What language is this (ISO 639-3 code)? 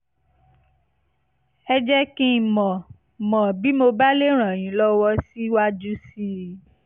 yor